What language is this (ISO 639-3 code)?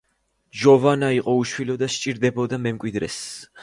kat